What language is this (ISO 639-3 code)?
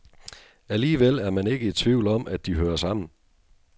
dan